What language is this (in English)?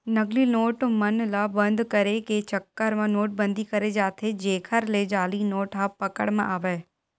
Chhattisgarhi